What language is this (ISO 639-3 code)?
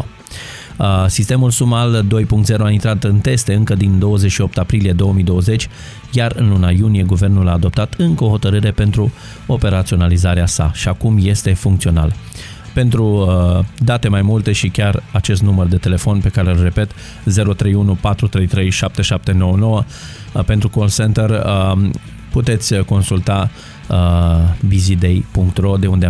ron